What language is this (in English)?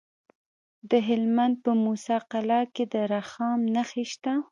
Pashto